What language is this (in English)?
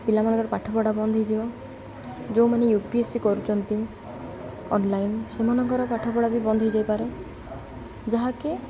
Odia